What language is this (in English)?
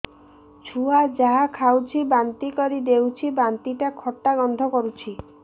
Odia